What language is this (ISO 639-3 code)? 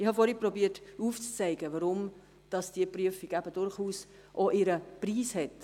gsw